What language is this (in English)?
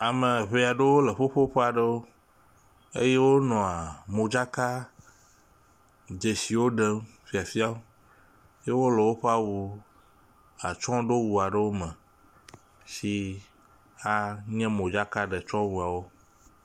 Ewe